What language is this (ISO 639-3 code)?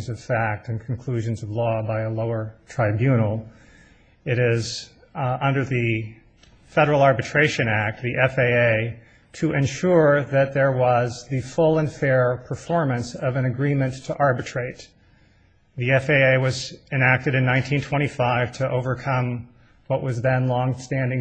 eng